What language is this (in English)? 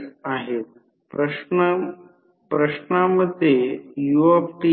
Marathi